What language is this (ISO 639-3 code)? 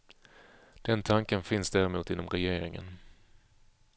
swe